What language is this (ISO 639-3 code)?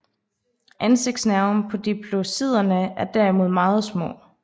dan